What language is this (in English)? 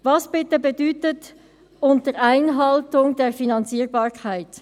Swiss German